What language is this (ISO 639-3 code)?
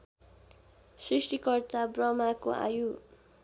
nep